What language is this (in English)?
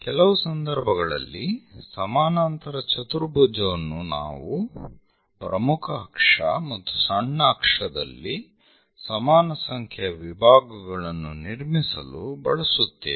Kannada